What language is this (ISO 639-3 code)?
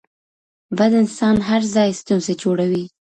pus